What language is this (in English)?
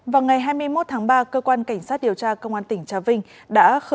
Vietnamese